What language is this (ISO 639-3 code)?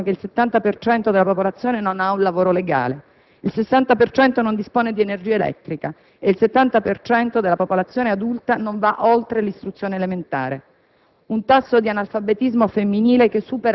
ita